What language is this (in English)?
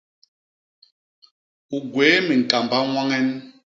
Basaa